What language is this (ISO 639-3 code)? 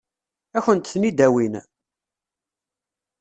kab